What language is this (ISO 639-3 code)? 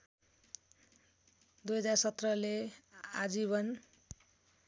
nep